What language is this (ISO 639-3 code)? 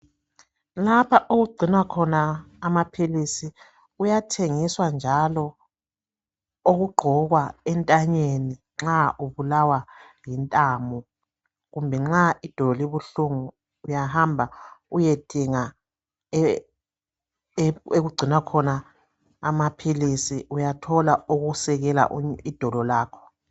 nde